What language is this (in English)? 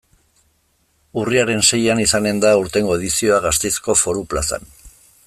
Basque